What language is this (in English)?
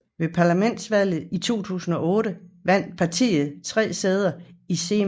Danish